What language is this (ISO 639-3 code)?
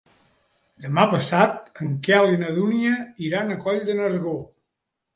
cat